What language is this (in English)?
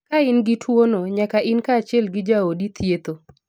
Luo (Kenya and Tanzania)